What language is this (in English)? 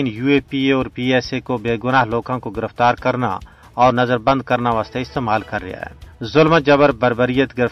Urdu